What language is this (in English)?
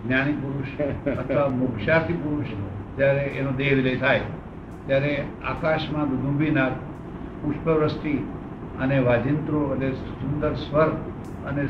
Gujarati